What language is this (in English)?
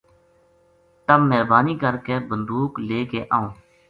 Gujari